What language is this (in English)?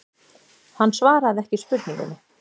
Icelandic